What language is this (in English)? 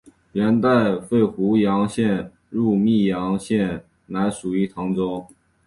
Chinese